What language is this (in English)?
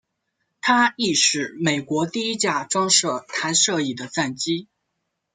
Chinese